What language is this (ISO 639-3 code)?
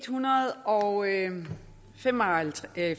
dan